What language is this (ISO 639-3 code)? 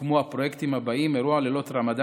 heb